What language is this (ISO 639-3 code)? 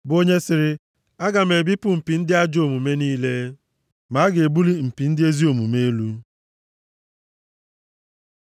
ibo